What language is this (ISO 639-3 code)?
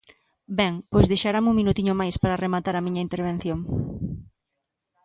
glg